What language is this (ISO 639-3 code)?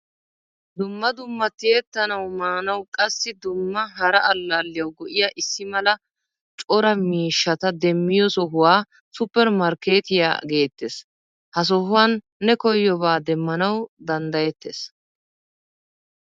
wal